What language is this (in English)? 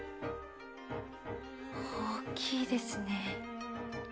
Japanese